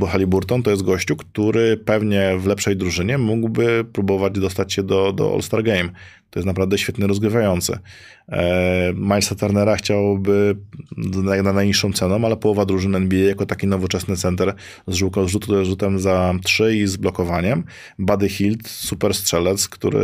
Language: Polish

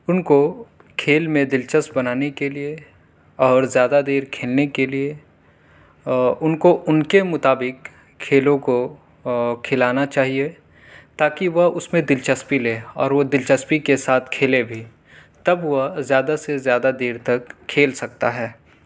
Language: Urdu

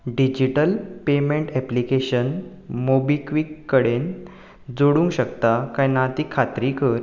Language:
Konkani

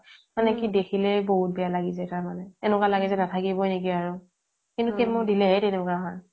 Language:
Assamese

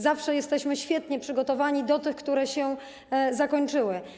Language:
Polish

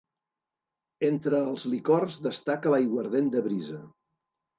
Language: Catalan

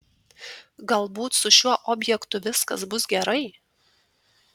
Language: Lithuanian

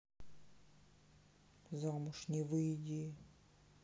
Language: Russian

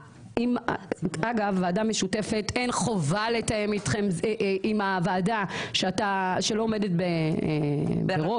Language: Hebrew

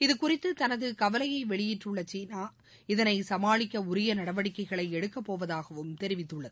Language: Tamil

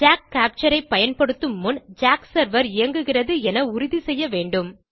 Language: Tamil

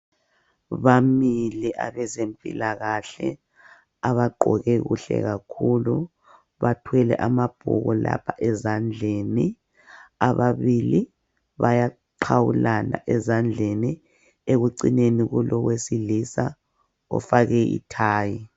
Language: North Ndebele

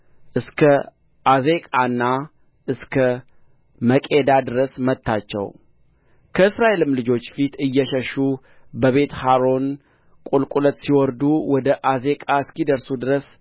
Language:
Amharic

